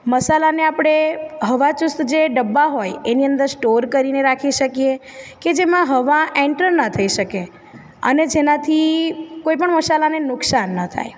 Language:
Gujarati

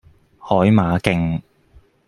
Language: Cantonese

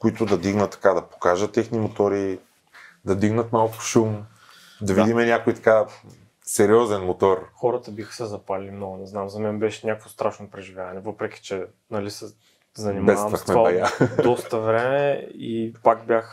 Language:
Bulgarian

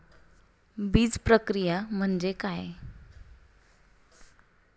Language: Marathi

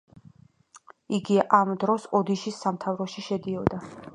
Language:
Georgian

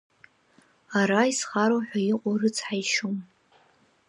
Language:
Abkhazian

